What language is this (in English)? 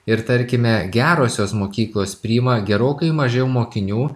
Lithuanian